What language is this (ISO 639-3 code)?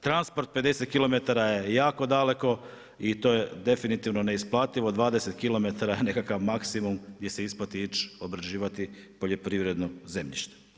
hrv